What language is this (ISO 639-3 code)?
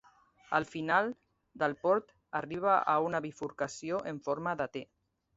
cat